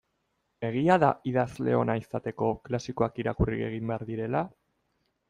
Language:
Basque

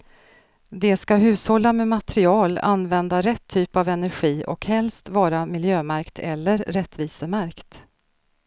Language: Swedish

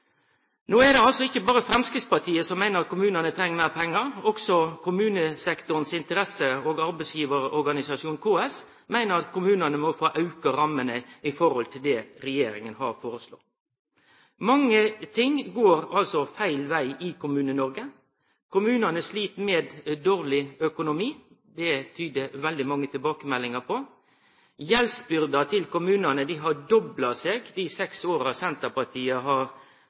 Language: Norwegian Nynorsk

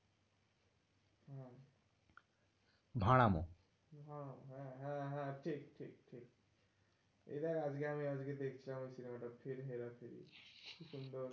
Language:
Bangla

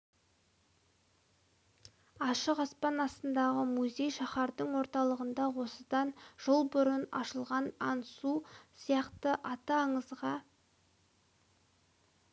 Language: Kazakh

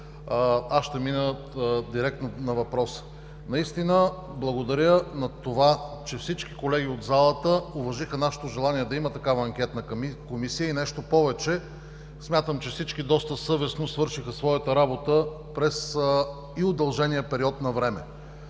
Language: Bulgarian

